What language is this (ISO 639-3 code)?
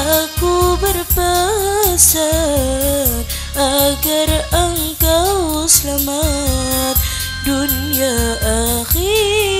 ind